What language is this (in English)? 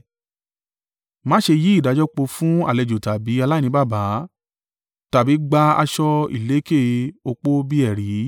Yoruba